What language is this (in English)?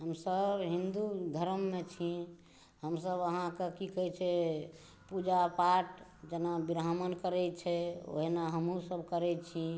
Maithili